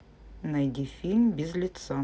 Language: Russian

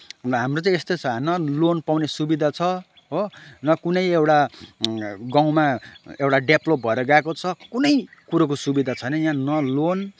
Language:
Nepali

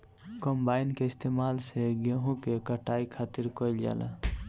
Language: Bhojpuri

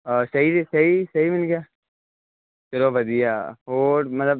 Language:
Punjabi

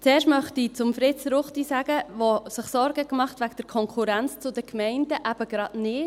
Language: Swiss German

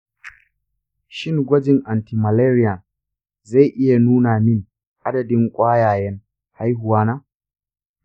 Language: Hausa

